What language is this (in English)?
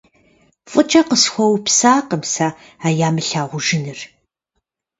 Kabardian